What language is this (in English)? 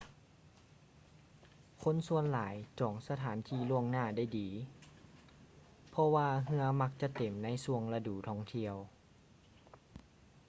Lao